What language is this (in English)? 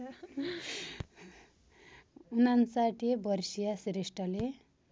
Nepali